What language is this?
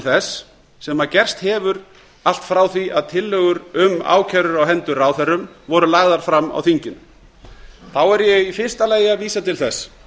Icelandic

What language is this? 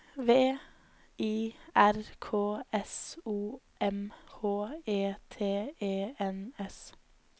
Norwegian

